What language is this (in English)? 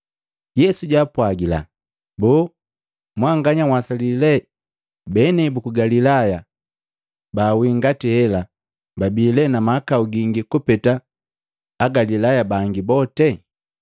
Matengo